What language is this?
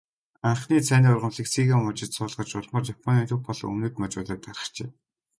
Mongolian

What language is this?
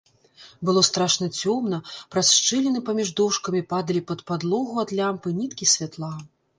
Belarusian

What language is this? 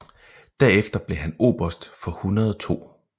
Danish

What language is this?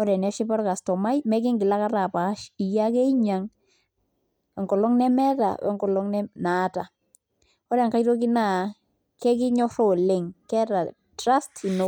Masai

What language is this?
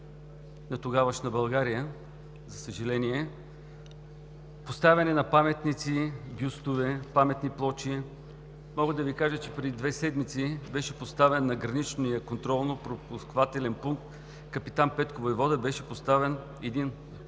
Bulgarian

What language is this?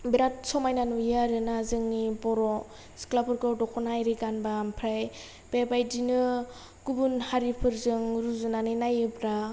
Bodo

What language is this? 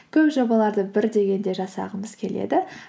Kazakh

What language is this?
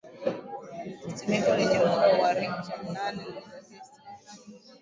Swahili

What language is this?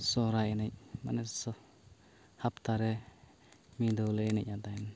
Santali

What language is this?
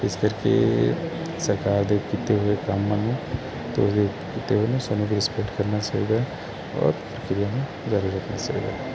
Punjabi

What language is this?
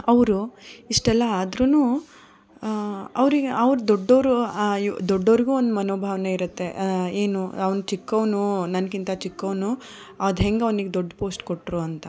Kannada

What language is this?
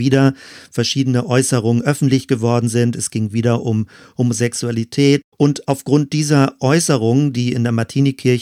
German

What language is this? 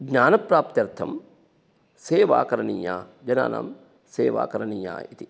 Sanskrit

